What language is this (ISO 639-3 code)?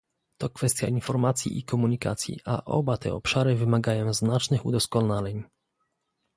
pol